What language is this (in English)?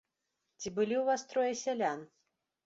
Belarusian